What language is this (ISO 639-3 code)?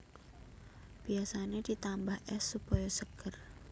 jav